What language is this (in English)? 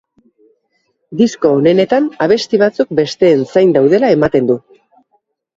Basque